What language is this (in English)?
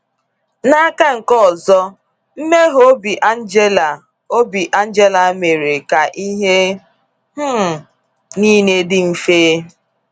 Igbo